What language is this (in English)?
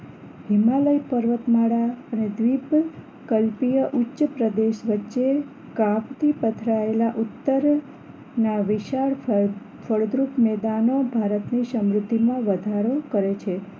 Gujarati